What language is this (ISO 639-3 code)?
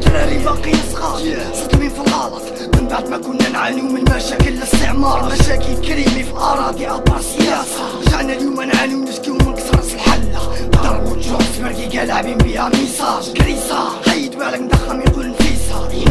ara